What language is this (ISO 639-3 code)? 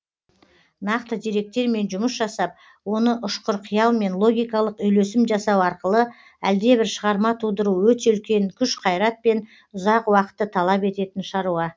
kaz